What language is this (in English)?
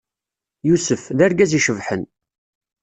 Kabyle